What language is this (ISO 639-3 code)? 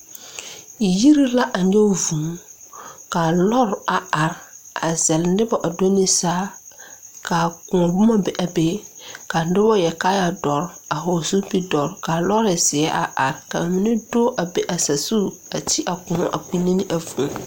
dga